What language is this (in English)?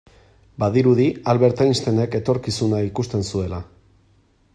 Basque